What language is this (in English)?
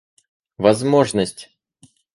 Russian